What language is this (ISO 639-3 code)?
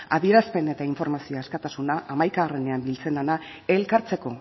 eus